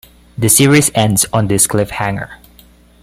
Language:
English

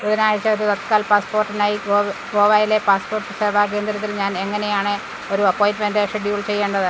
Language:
Malayalam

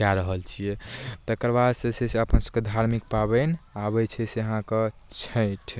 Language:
Maithili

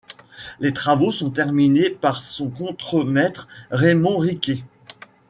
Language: French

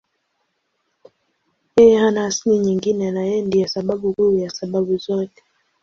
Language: Swahili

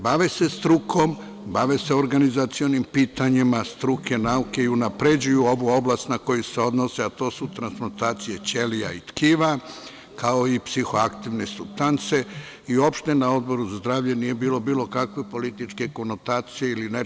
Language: Serbian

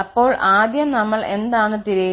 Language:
Malayalam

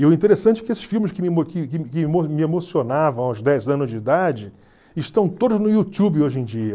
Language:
Portuguese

